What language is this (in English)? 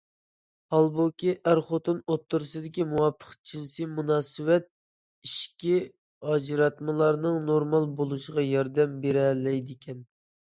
Uyghur